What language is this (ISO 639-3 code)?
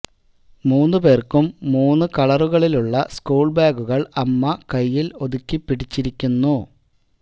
mal